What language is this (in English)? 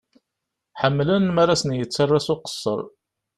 Kabyle